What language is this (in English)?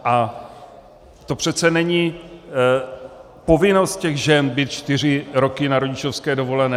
Czech